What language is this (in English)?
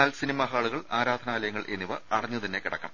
Malayalam